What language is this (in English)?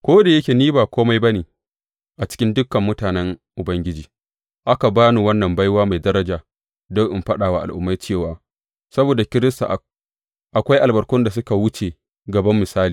Hausa